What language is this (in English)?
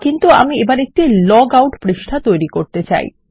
Bangla